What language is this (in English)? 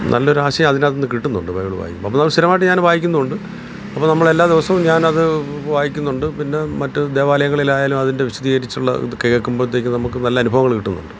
Malayalam